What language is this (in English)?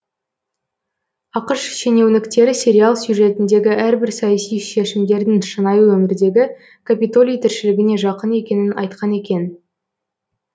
Kazakh